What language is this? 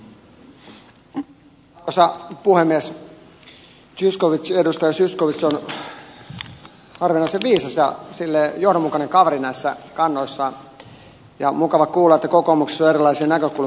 Finnish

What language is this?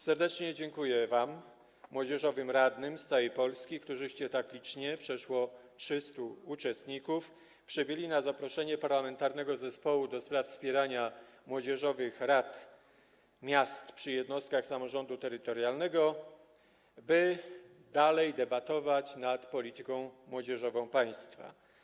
Polish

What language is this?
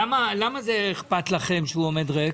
Hebrew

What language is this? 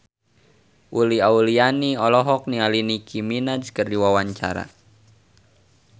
Sundanese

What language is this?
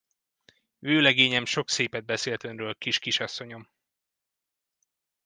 Hungarian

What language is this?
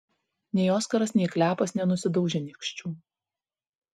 Lithuanian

